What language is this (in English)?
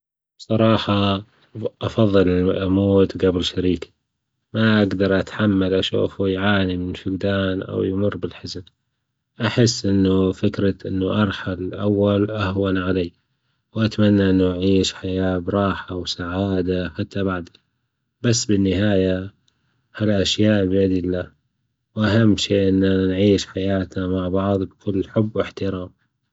Gulf Arabic